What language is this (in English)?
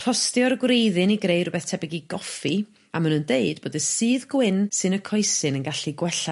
Welsh